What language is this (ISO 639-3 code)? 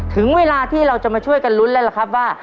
tha